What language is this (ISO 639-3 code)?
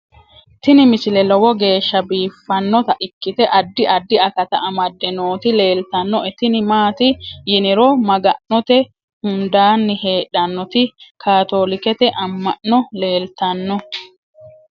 sid